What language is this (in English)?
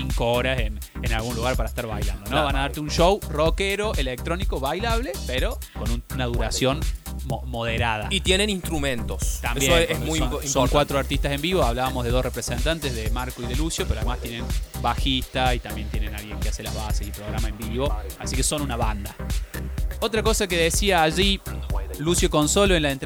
Spanish